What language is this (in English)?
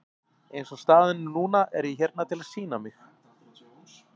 Icelandic